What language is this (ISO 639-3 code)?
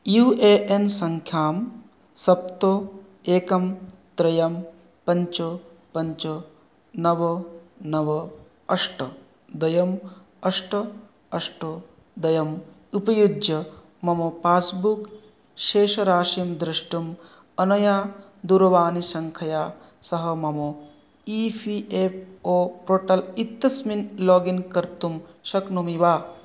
san